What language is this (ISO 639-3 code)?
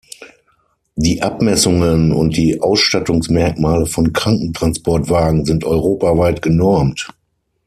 deu